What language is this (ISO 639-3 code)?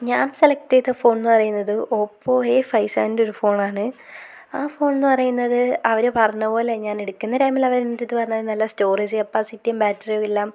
mal